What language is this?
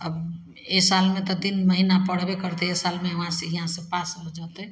Maithili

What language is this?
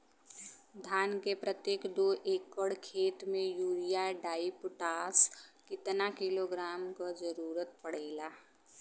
Bhojpuri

